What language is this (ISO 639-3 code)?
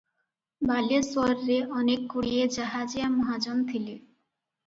ori